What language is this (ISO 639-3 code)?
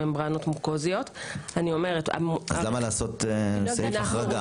heb